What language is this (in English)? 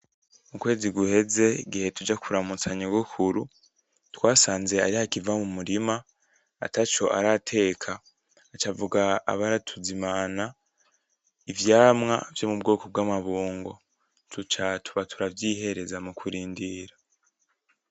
Rundi